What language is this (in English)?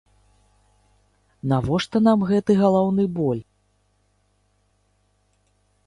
Belarusian